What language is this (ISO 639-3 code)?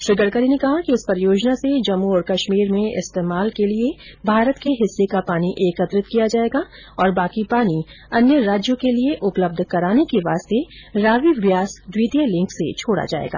hin